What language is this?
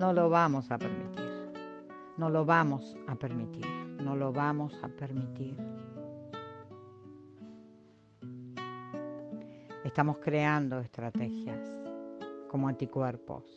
Spanish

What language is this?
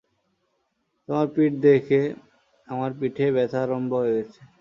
Bangla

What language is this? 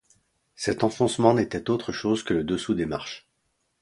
French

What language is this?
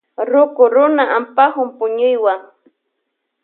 Loja Highland Quichua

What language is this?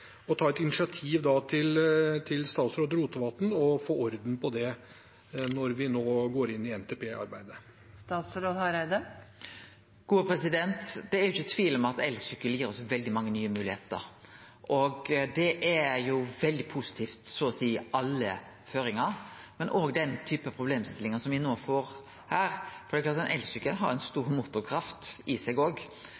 Norwegian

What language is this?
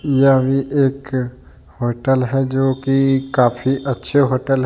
Hindi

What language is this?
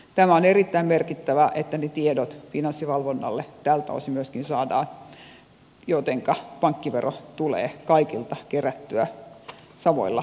Finnish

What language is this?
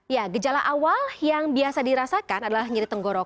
Indonesian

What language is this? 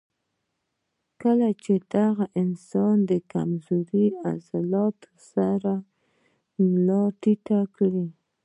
Pashto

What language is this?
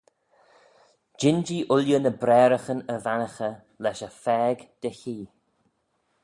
Manx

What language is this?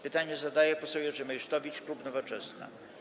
Polish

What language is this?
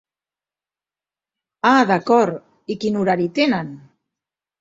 Catalan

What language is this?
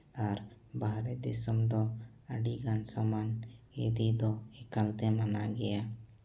Santali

